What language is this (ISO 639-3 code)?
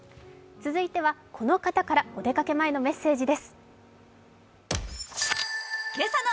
jpn